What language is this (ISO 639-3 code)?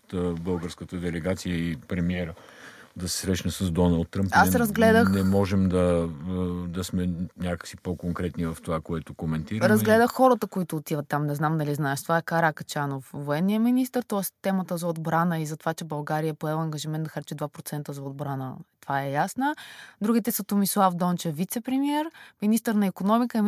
bul